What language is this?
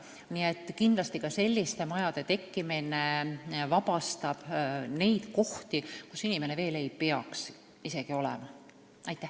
Estonian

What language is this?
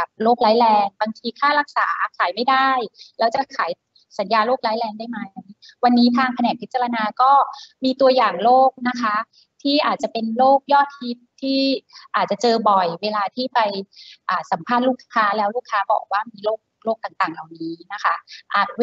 Thai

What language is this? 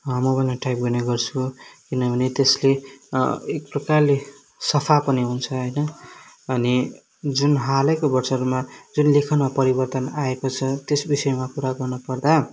Nepali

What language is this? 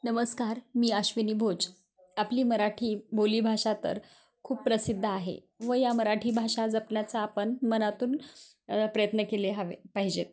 Marathi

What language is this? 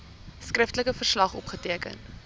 Afrikaans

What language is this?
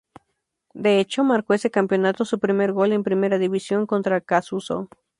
Spanish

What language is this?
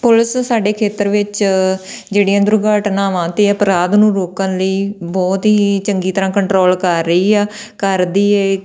Punjabi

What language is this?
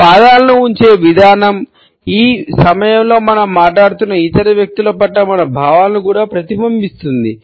Telugu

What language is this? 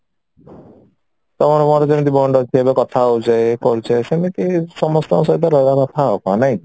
Odia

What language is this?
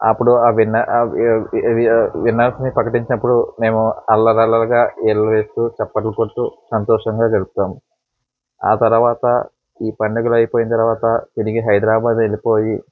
Telugu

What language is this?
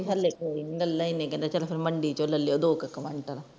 Punjabi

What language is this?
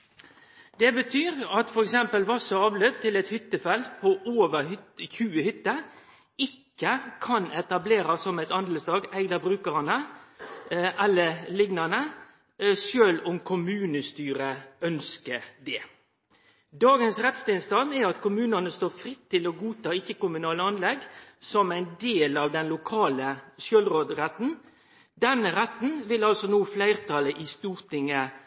Norwegian Nynorsk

